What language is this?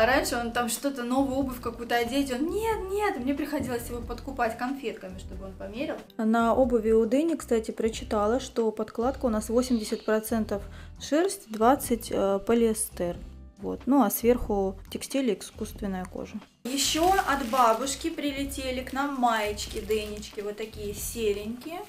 Russian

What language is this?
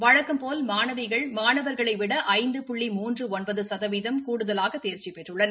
Tamil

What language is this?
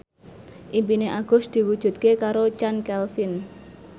Javanese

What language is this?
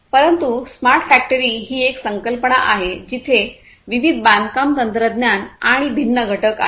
Marathi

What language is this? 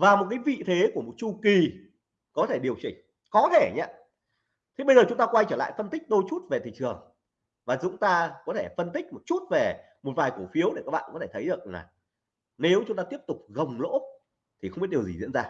Vietnamese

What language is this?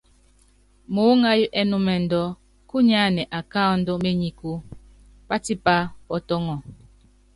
Yangben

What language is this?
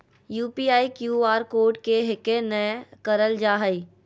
Magahi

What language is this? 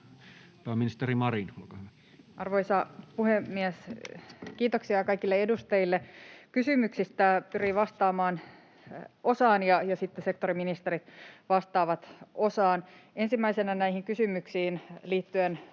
Finnish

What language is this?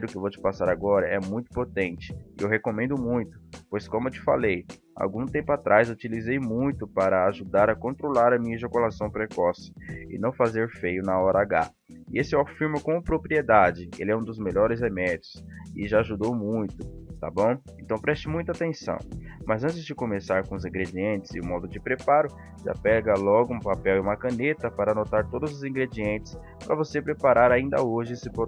Portuguese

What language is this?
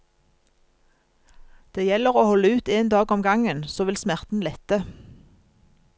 Norwegian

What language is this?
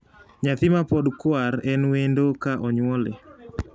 Luo (Kenya and Tanzania)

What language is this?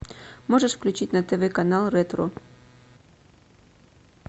Russian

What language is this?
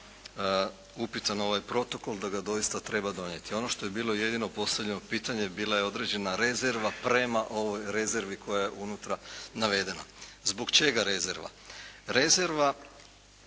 Croatian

